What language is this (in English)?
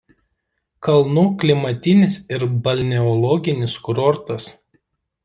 Lithuanian